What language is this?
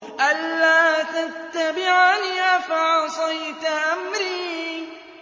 Arabic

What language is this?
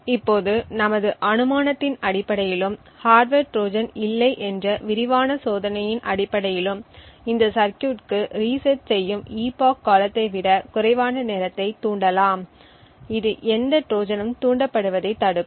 Tamil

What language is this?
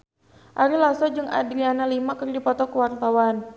Sundanese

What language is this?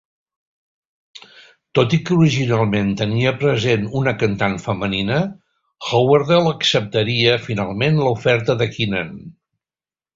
Catalan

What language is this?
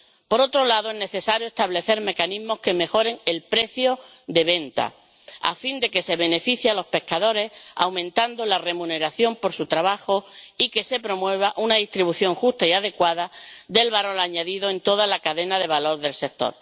Spanish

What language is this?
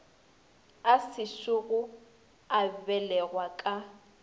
Northern Sotho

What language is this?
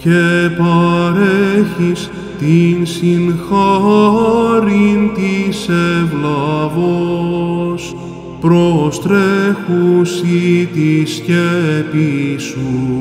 Greek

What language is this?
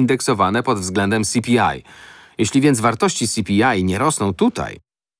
Polish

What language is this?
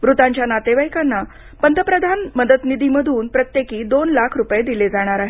Marathi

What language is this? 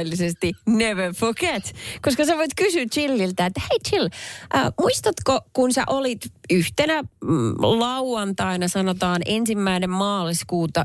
Finnish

